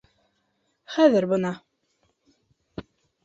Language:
Bashkir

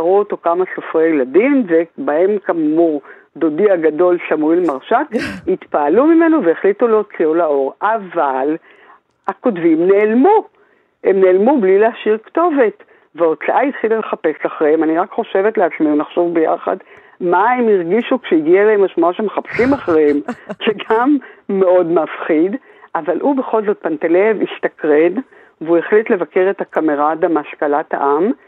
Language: Hebrew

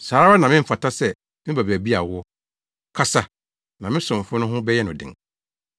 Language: Akan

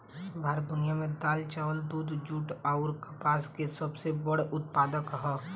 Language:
Bhojpuri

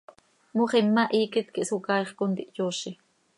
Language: Seri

